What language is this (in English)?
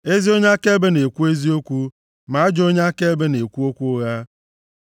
Igbo